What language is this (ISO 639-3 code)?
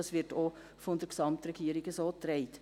gsw